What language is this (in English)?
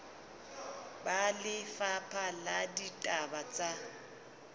Southern Sotho